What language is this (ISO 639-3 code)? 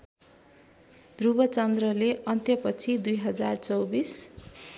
nep